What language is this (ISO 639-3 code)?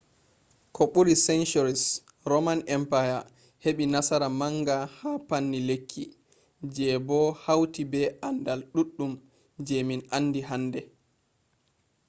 ful